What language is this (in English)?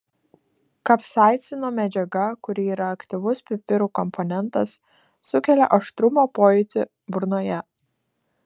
Lithuanian